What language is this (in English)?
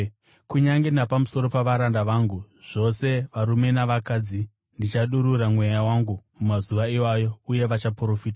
Shona